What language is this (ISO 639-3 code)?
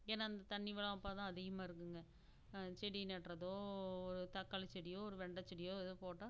tam